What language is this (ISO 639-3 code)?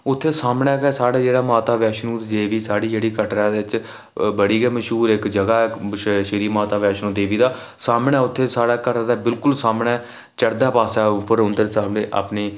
doi